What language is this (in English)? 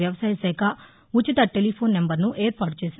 Telugu